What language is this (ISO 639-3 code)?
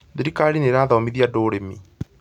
kik